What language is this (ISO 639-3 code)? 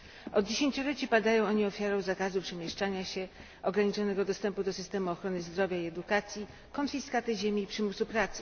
pol